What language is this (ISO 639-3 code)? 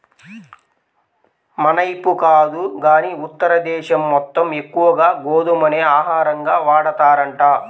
tel